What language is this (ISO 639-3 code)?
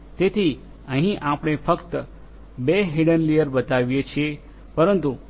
guj